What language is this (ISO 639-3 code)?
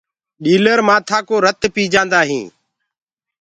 ggg